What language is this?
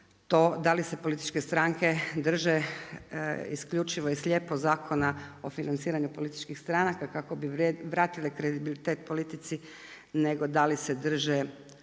Croatian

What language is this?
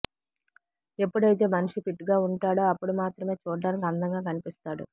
Telugu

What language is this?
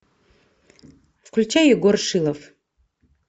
Russian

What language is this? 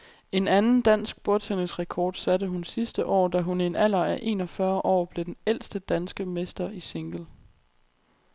Danish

